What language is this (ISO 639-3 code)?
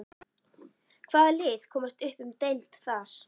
isl